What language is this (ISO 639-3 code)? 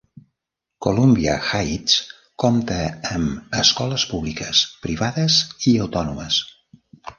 cat